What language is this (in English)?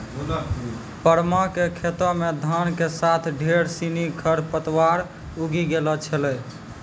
Maithili